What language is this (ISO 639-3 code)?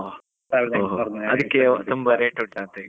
kan